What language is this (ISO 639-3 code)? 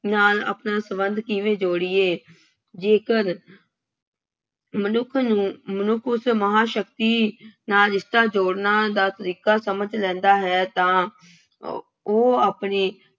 pan